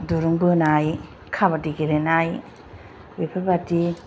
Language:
Bodo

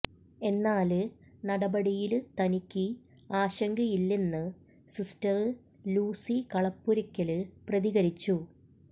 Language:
Malayalam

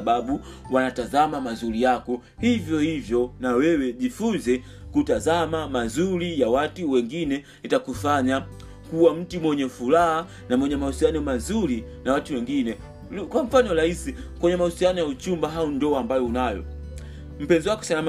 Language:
Swahili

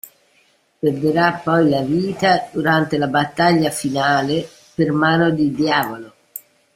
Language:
Italian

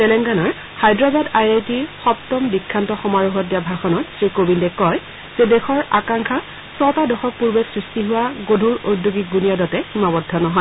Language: Assamese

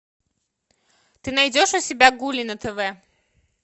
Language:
Russian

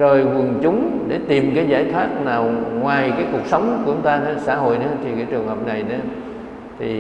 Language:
Vietnamese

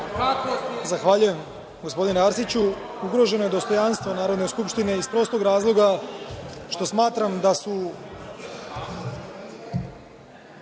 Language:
Serbian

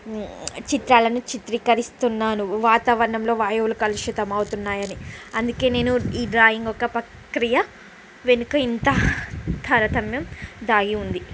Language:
Telugu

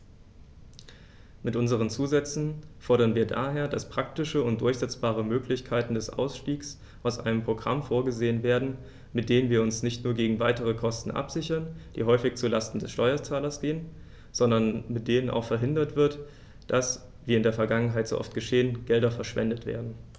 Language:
German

